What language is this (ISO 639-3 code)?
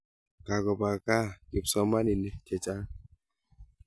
kln